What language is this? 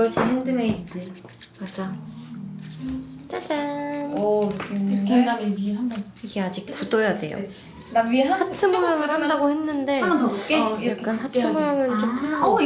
Korean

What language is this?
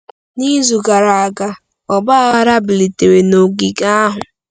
Igbo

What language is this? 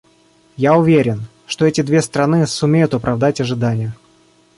Russian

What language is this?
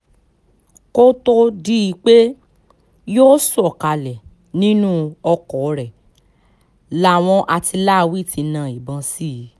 Yoruba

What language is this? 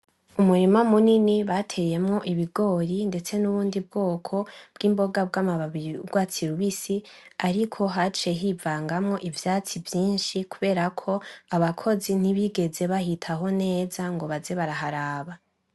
Rundi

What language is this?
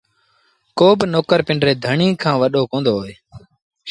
Sindhi Bhil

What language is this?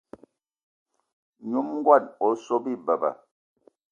Eton (Cameroon)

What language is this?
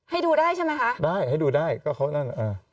Thai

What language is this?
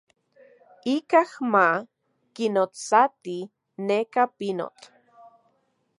Central Puebla Nahuatl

